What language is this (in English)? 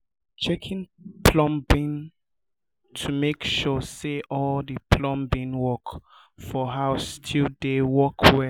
Nigerian Pidgin